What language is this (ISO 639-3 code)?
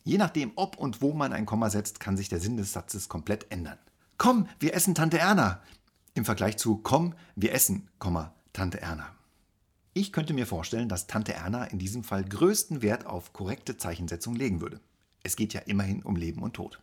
deu